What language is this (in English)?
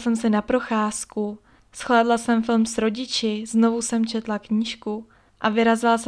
Czech